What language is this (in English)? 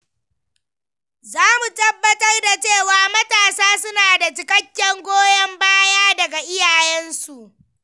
Hausa